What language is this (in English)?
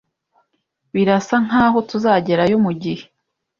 Kinyarwanda